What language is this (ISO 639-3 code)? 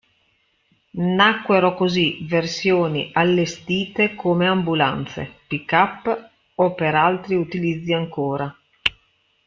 ita